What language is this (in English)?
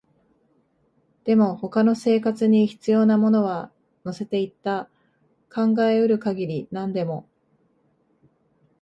Japanese